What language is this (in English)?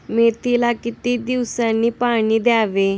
Marathi